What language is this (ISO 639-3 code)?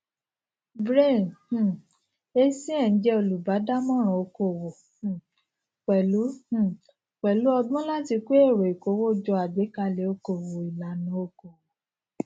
yor